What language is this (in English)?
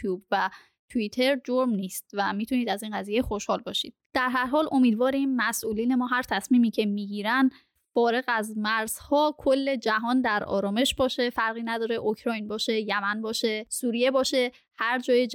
Persian